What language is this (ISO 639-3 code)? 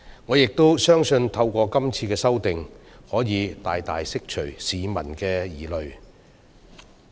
yue